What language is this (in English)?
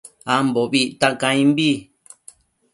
Matsés